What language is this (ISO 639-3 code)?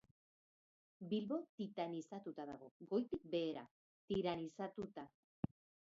eus